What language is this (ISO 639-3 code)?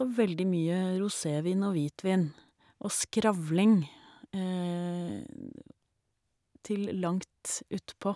nor